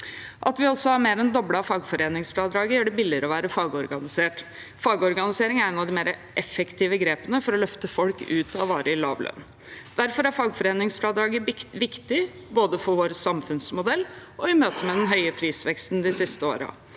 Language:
Norwegian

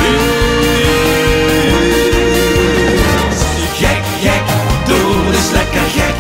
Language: Dutch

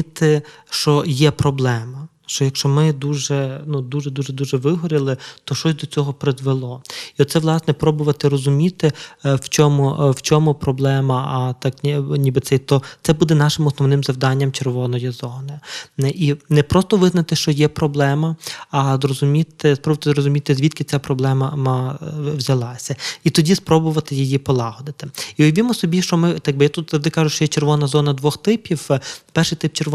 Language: Ukrainian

